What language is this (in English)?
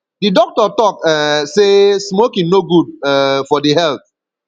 Nigerian Pidgin